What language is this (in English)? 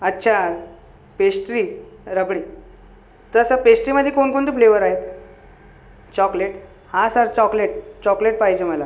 Marathi